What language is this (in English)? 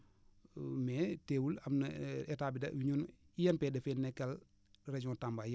Wolof